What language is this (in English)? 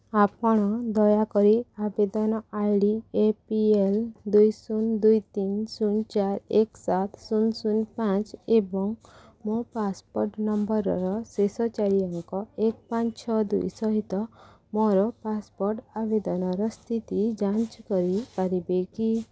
Odia